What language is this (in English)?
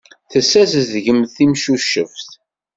Kabyle